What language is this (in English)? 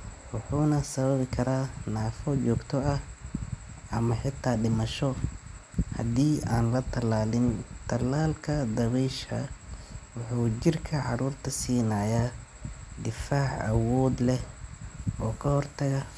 Somali